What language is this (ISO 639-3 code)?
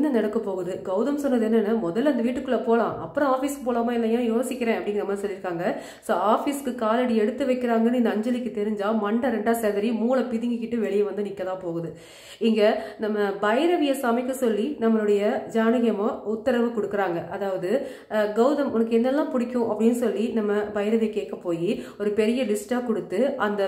pol